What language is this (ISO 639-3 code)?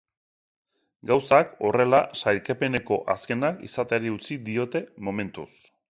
eus